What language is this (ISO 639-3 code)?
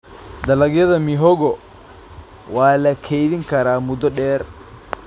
som